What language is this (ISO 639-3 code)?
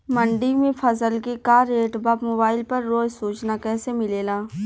bho